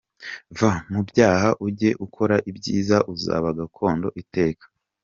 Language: Kinyarwanda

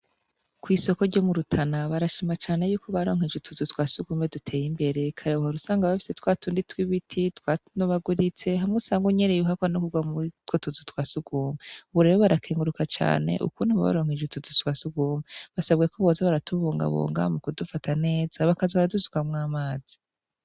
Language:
Rundi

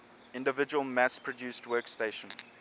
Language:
English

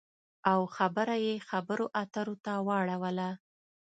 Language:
Pashto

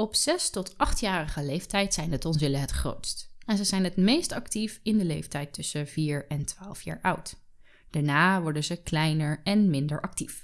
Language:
Dutch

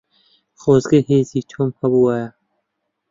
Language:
Central Kurdish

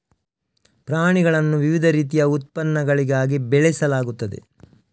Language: Kannada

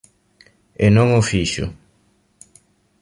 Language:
Galician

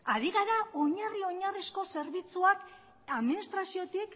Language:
Basque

